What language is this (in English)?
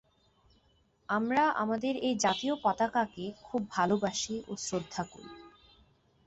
Bangla